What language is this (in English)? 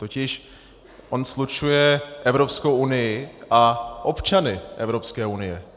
Czech